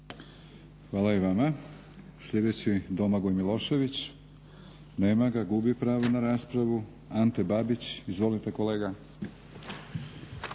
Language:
Croatian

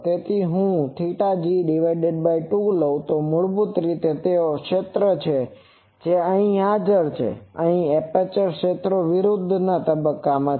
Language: Gujarati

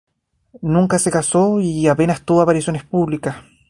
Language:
Spanish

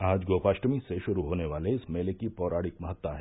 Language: Hindi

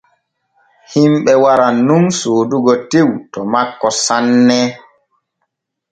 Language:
Borgu Fulfulde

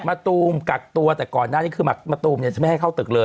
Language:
Thai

